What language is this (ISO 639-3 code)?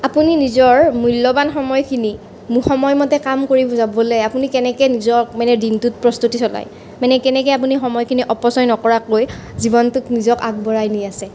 asm